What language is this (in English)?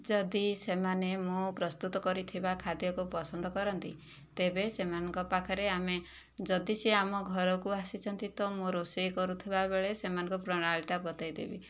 Odia